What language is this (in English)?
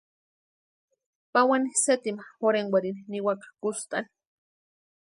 Western Highland Purepecha